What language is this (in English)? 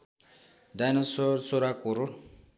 Nepali